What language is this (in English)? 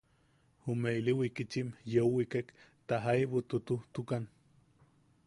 Yaqui